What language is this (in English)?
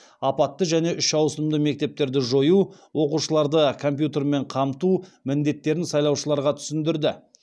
Kazakh